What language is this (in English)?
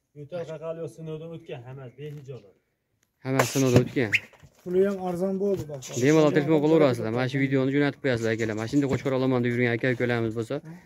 Turkish